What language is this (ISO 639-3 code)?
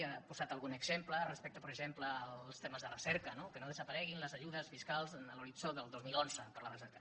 cat